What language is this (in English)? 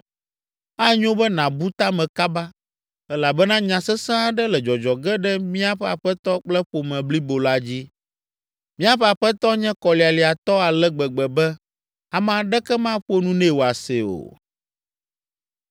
Ewe